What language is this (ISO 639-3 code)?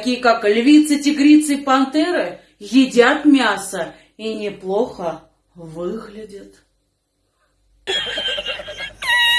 rus